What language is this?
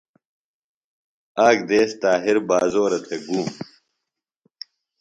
Phalura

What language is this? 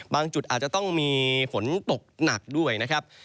Thai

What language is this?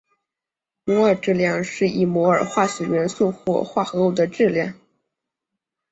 Chinese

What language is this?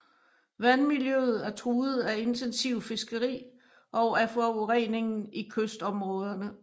Danish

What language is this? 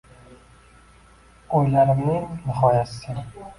Uzbek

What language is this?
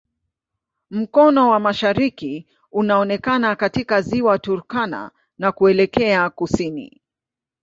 Swahili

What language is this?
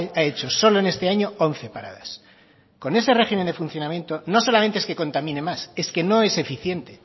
Spanish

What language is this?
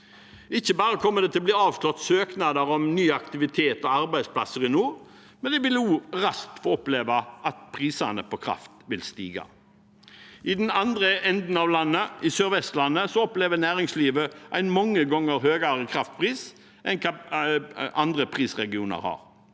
Norwegian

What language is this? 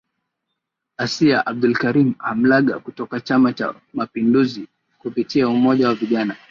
Swahili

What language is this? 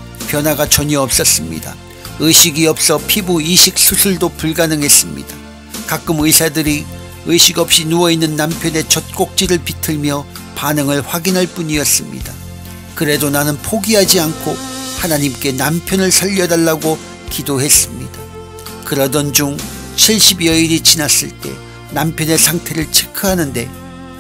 Korean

